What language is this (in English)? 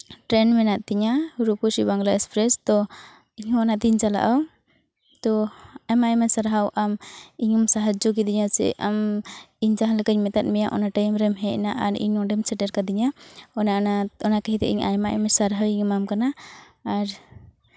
Santali